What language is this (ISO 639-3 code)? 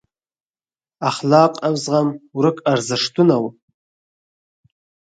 pus